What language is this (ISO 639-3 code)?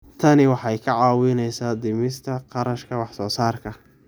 som